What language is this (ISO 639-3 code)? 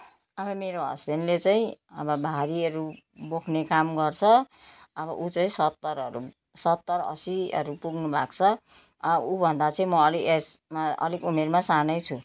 nep